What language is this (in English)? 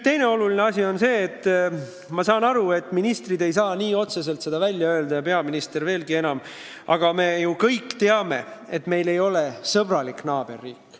Estonian